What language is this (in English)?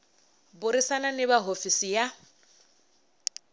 Tsonga